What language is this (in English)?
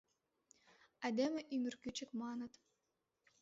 Mari